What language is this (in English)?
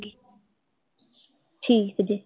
Punjabi